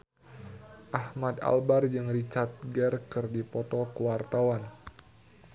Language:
Sundanese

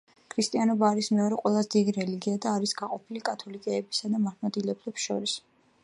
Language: Georgian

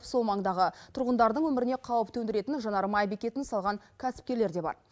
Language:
Kazakh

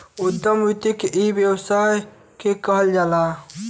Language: Bhojpuri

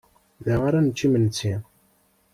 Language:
Kabyle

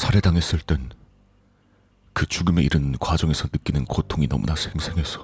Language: Korean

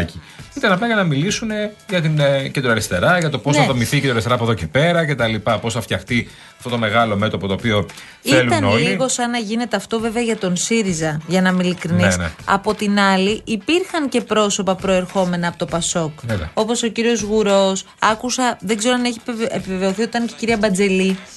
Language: Greek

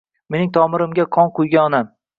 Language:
Uzbek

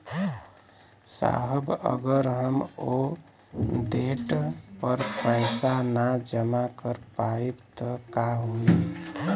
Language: Bhojpuri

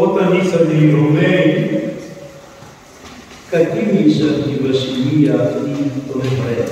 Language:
Greek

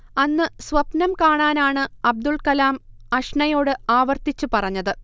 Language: Malayalam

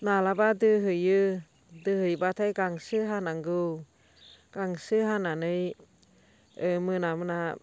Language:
Bodo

